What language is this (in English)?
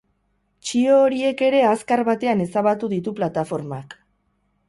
Basque